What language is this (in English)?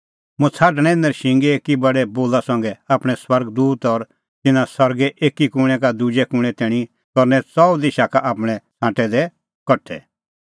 Kullu Pahari